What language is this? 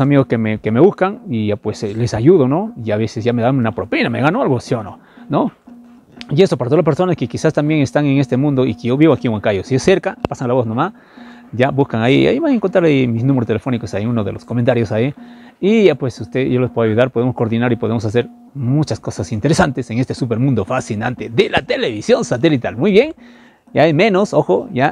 Spanish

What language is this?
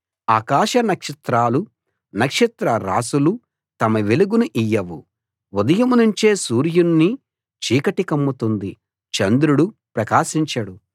Telugu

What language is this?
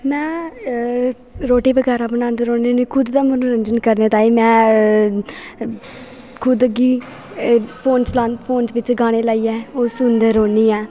Dogri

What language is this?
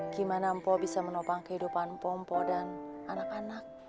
Indonesian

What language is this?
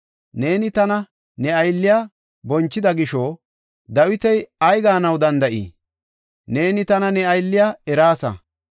Gofa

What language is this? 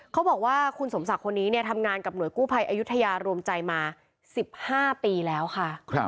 Thai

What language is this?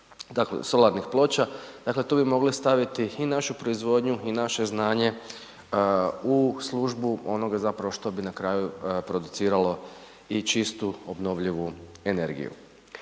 Croatian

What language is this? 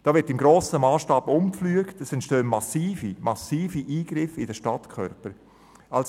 Swiss German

